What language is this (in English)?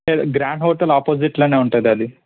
Telugu